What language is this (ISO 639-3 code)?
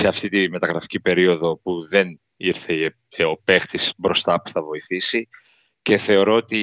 ell